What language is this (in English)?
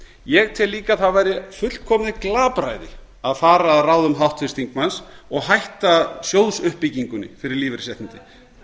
Icelandic